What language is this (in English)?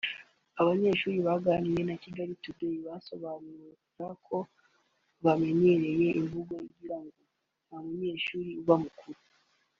Kinyarwanda